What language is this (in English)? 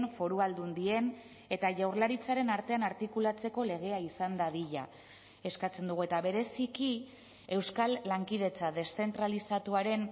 Basque